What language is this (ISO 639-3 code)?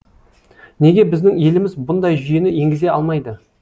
kaz